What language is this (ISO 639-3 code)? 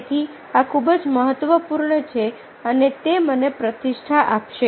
guj